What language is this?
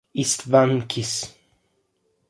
Italian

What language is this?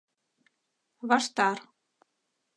Mari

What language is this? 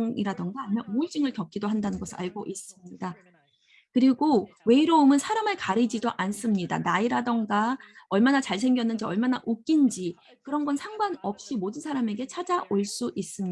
Korean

